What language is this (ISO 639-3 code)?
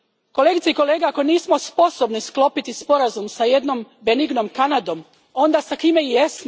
hrv